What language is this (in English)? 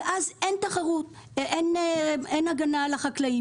Hebrew